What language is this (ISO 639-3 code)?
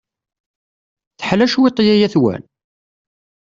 kab